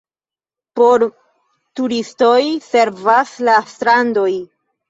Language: Esperanto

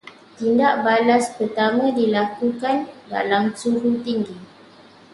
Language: Malay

